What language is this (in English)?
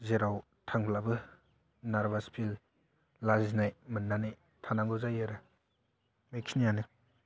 Bodo